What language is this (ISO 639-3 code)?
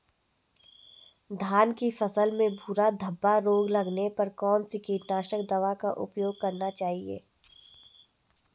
hin